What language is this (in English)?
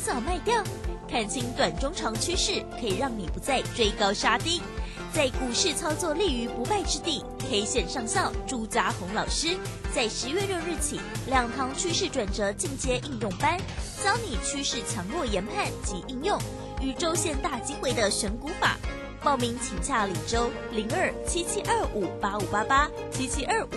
Chinese